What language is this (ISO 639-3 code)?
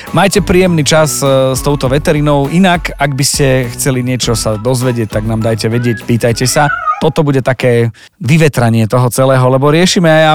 slk